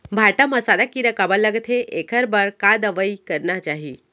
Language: Chhattisgarhi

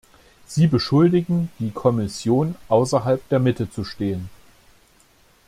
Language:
German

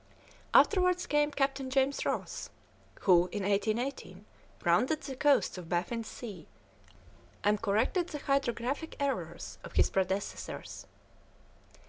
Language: English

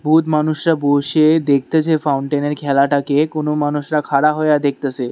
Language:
Bangla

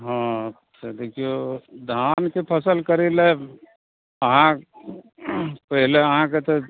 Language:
Maithili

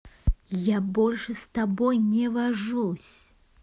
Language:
Russian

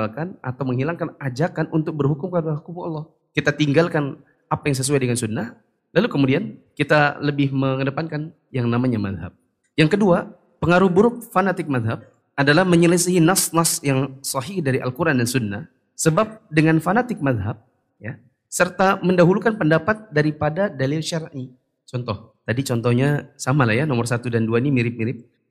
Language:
Indonesian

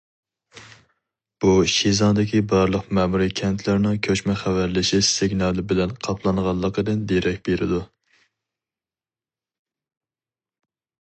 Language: Uyghur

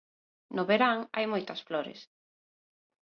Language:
Galician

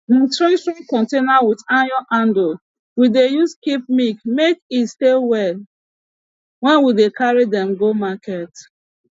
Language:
Nigerian Pidgin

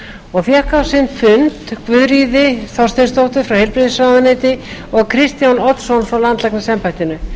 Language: Icelandic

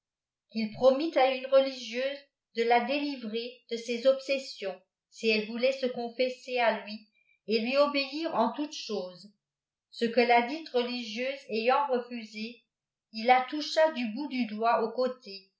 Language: French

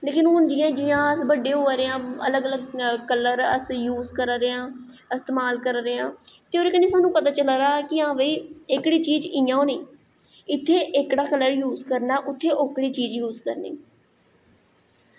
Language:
Dogri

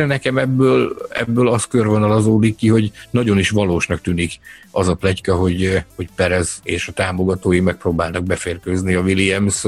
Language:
Hungarian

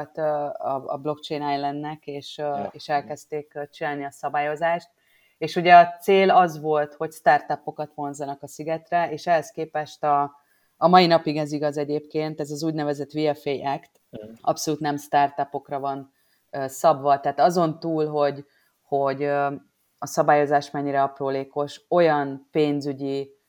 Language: Hungarian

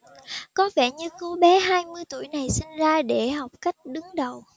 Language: Vietnamese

